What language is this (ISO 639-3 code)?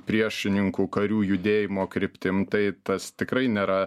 lit